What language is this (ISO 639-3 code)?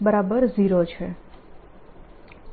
guj